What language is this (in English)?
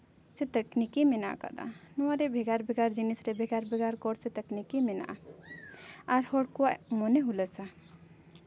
Santali